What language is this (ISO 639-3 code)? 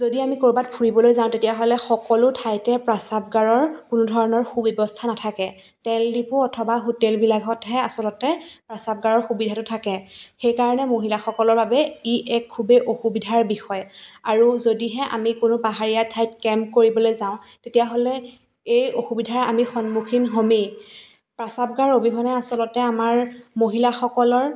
asm